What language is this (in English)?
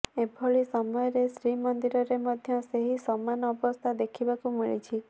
Odia